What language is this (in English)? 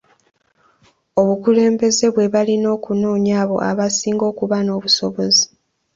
Ganda